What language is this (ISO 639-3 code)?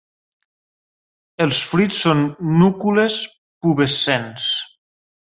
cat